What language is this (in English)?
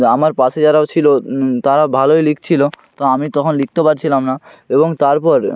Bangla